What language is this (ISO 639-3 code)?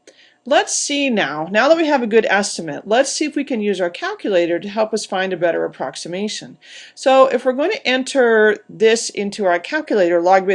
eng